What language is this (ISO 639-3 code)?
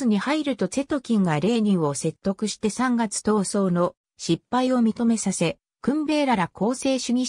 jpn